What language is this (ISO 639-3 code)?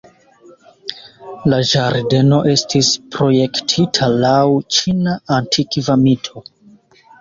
epo